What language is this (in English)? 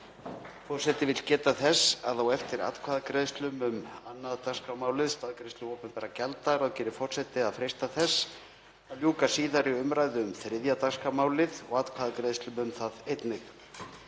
Icelandic